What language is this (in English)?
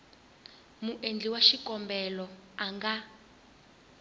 Tsonga